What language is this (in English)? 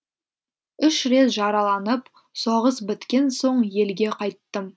Kazakh